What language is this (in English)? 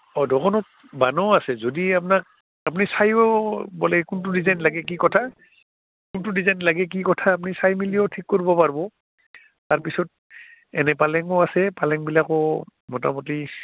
Assamese